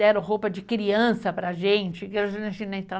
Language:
Portuguese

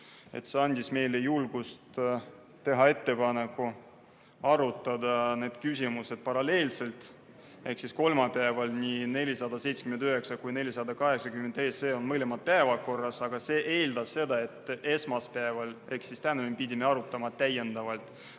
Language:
Estonian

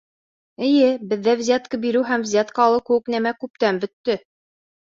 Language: Bashkir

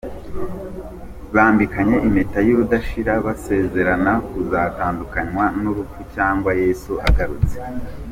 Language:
Kinyarwanda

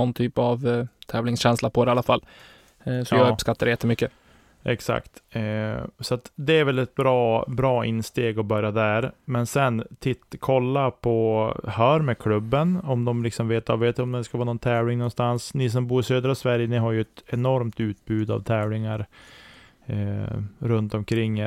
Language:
Swedish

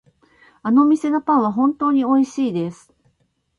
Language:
Japanese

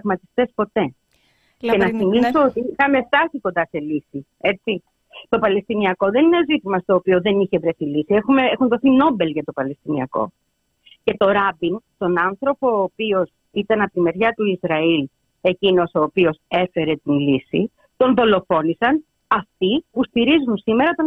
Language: Greek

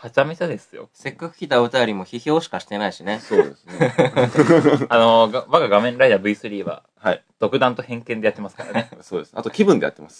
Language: Japanese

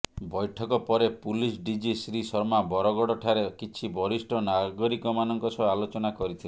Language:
Odia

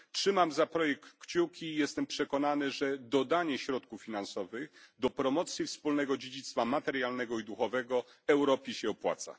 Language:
Polish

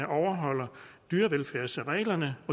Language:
Danish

